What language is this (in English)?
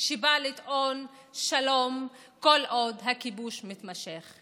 Hebrew